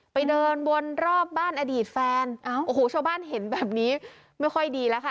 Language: Thai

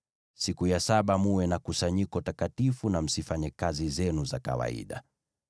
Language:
Swahili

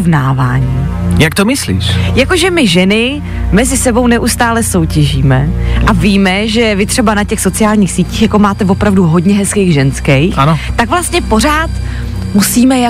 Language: Czech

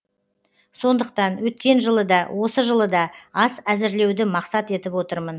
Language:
Kazakh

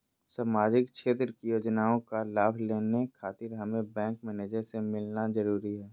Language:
Magahi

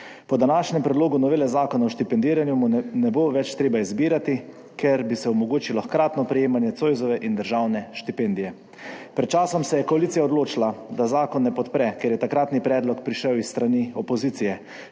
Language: Slovenian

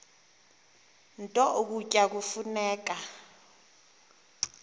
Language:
Xhosa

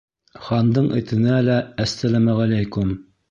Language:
Bashkir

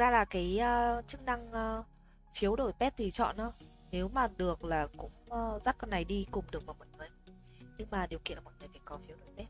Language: Vietnamese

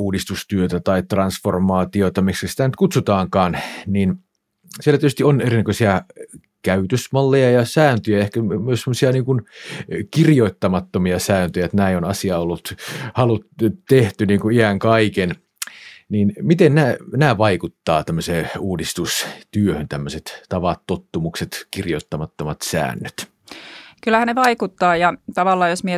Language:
Finnish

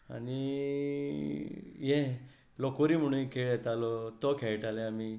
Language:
Konkani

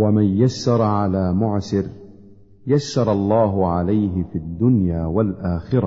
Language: Arabic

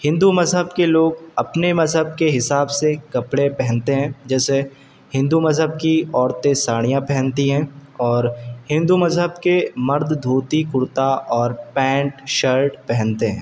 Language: Urdu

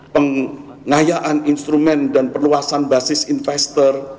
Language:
Indonesian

